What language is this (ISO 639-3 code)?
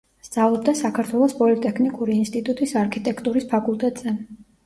kat